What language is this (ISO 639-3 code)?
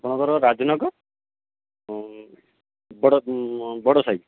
ori